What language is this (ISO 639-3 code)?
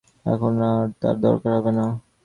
ben